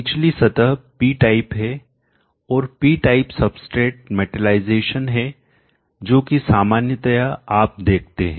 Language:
Hindi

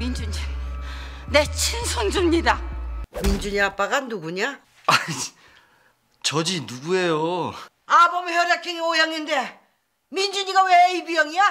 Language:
Korean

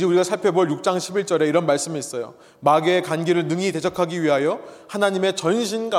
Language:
Korean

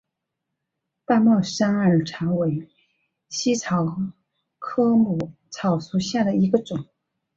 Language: Chinese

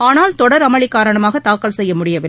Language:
Tamil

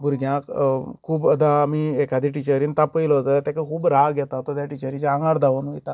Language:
Konkani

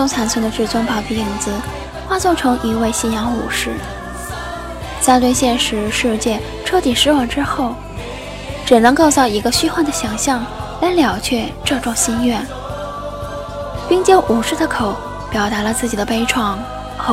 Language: Chinese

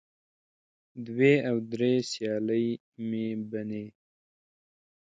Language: Pashto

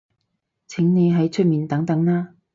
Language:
Cantonese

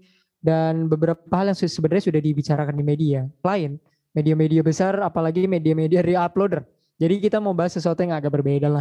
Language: Indonesian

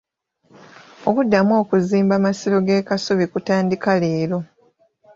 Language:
Ganda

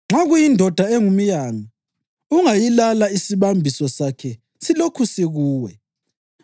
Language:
North Ndebele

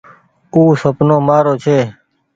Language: Goaria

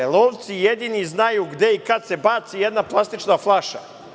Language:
Serbian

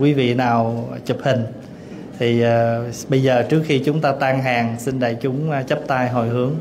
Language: Vietnamese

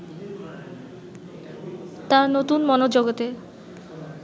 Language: Bangla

